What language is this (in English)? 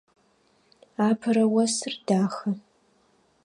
Adyghe